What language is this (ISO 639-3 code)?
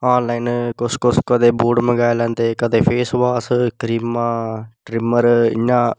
doi